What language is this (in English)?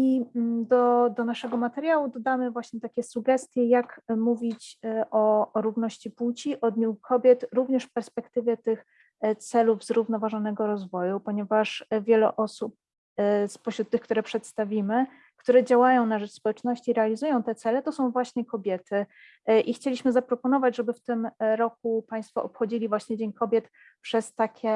Polish